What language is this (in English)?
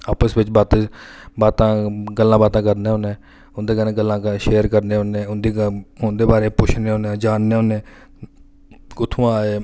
Dogri